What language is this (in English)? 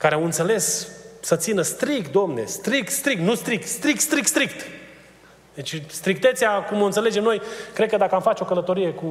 Romanian